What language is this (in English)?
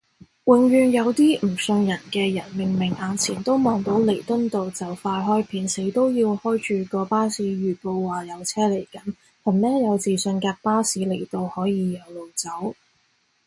Cantonese